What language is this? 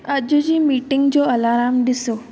Sindhi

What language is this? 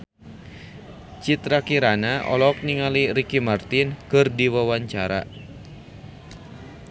Sundanese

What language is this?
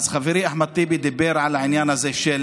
Hebrew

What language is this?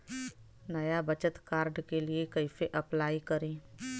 Bhojpuri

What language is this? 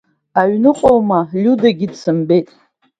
Abkhazian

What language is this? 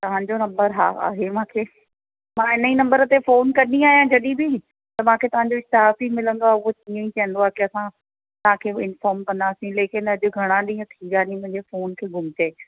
Sindhi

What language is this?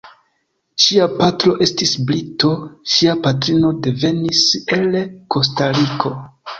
Esperanto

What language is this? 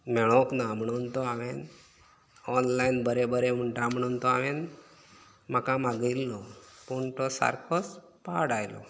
Konkani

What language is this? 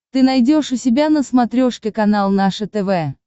Russian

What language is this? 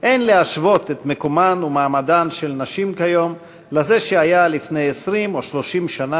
Hebrew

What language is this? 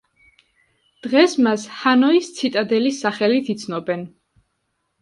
Georgian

